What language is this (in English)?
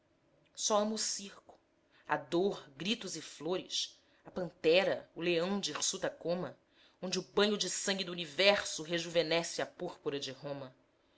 Portuguese